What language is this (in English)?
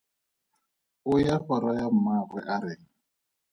Tswana